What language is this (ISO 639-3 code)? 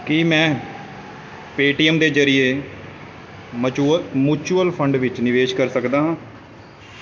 pan